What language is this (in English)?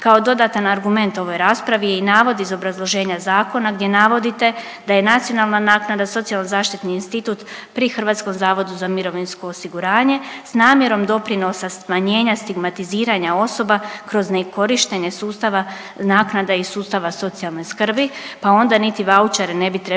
Croatian